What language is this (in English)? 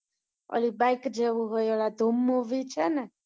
Gujarati